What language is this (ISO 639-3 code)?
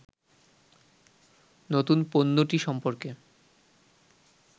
ben